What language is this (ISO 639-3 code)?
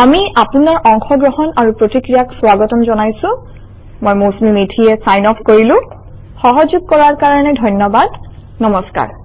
asm